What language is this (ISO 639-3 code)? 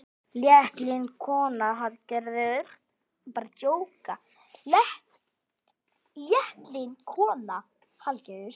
isl